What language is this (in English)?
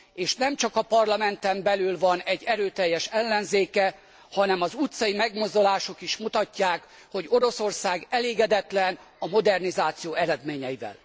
Hungarian